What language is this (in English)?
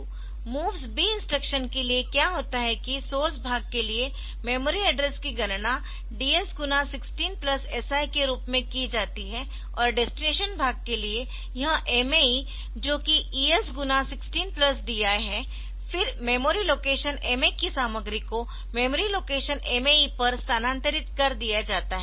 Hindi